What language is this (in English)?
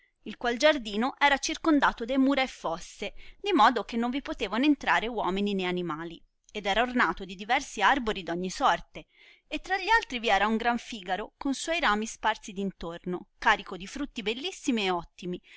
Italian